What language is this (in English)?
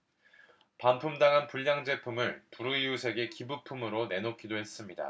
Korean